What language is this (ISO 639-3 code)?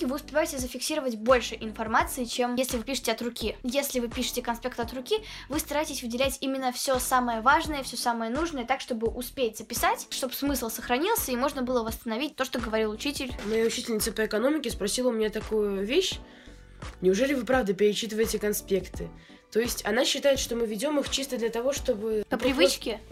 rus